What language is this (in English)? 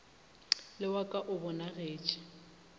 Northern Sotho